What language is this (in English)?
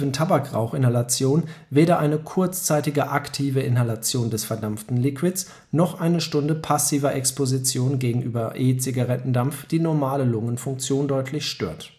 German